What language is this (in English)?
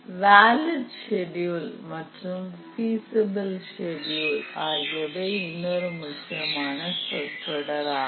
Tamil